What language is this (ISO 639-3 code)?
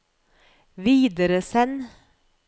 nor